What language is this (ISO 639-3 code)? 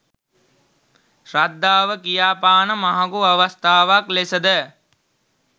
sin